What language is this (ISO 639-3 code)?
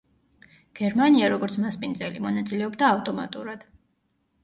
kat